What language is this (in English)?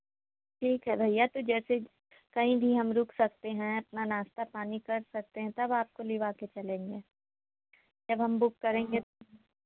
Hindi